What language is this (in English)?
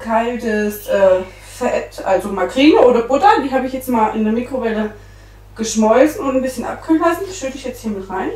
German